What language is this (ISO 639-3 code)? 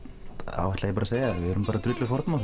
isl